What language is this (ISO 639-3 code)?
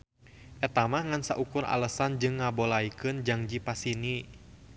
sun